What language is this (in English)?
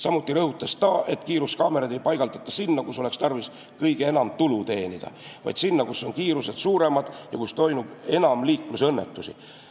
Estonian